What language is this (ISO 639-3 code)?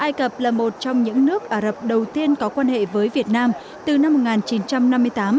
vie